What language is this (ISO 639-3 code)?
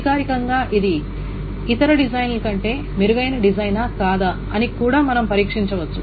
tel